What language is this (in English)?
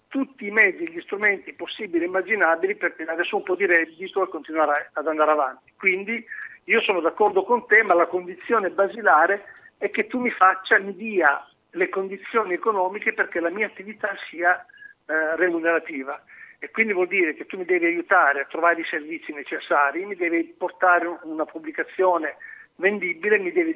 Italian